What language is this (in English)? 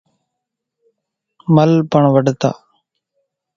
Kachi Koli